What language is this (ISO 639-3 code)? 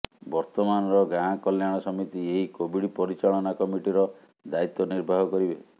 ori